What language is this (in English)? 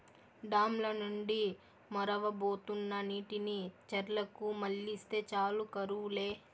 Telugu